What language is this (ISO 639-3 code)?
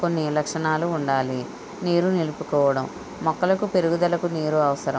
tel